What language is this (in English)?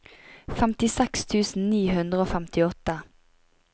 Norwegian